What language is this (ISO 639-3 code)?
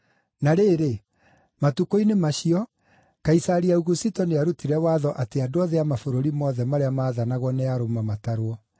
kik